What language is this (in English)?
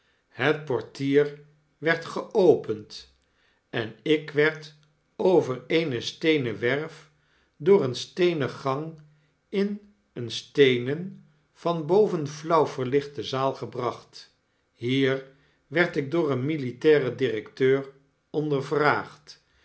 Dutch